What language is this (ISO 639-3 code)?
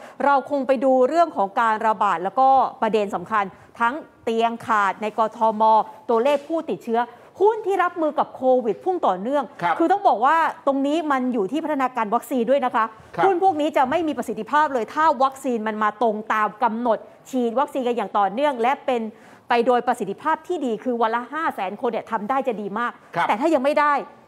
tha